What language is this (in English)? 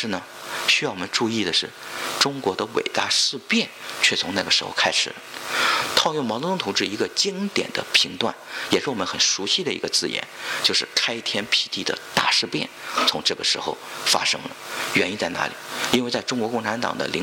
Chinese